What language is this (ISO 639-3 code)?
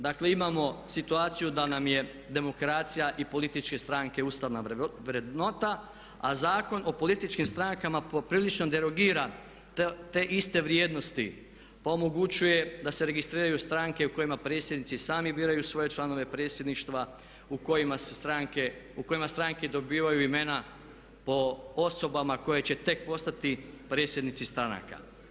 hrv